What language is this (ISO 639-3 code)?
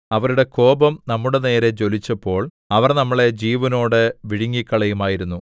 mal